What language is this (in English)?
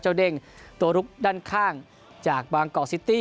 Thai